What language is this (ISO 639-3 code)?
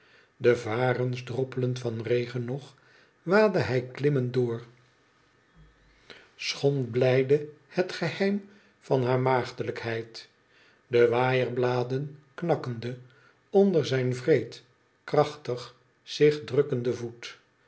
nld